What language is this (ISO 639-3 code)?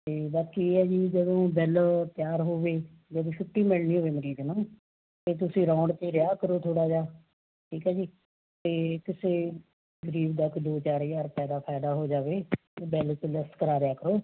pan